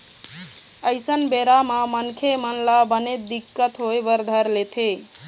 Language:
Chhattisgarhi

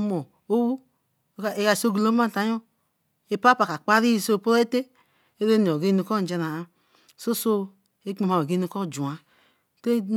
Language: Eleme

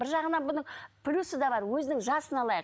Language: Kazakh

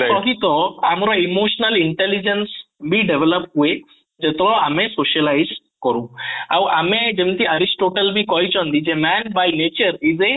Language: Odia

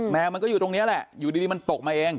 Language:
Thai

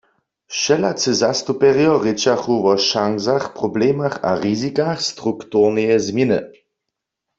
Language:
Upper Sorbian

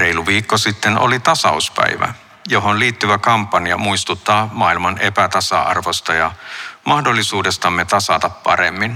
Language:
Finnish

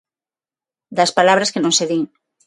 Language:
Galician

